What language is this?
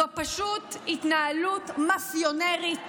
Hebrew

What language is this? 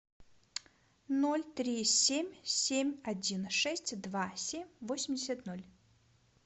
Russian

